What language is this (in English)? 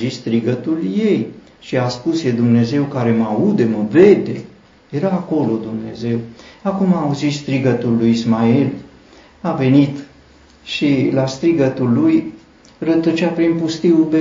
Romanian